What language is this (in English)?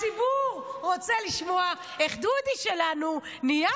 Hebrew